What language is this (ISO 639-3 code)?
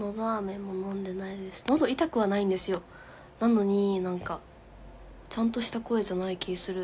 jpn